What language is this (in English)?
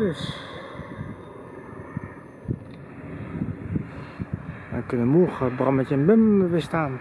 Dutch